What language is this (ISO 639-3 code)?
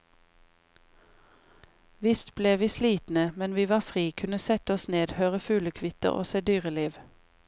nor